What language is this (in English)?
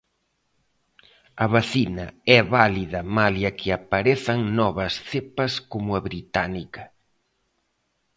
Galician